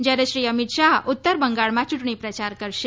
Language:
Gujarati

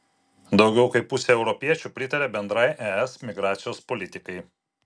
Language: Lithuanian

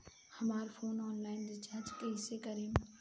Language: Bhojpuri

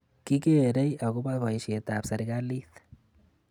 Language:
Kalenjin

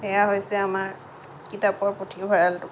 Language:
Assamese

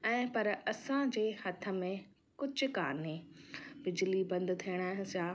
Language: Sindhi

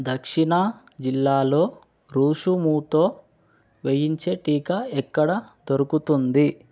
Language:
Telugu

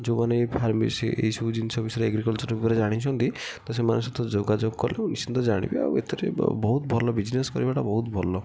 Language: Odia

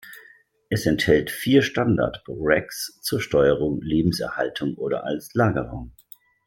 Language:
German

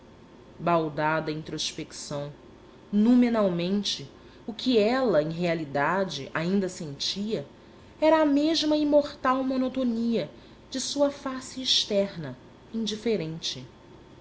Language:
Portuguese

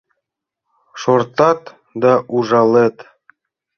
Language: Mari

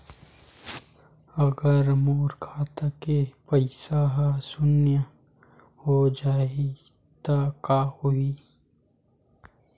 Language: Chhattisgarhi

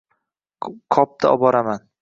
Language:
Uzbek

